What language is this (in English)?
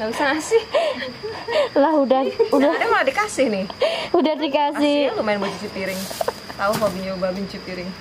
Indonesian